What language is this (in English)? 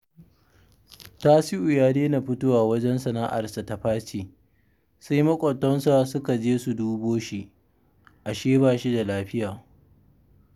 Hausa